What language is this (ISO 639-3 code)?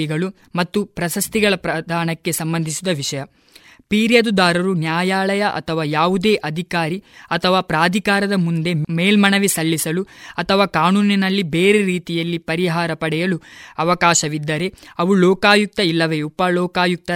kan